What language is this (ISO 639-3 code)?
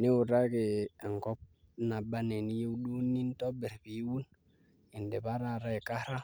mas